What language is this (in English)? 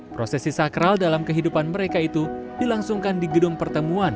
Indonesian